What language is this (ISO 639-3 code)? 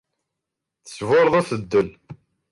kab